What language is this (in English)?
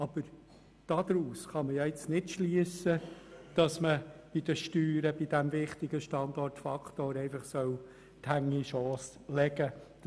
Swiss German